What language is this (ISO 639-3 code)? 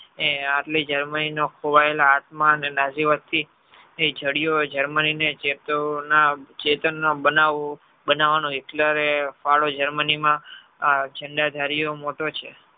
guj